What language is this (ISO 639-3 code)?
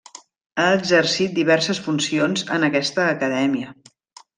cat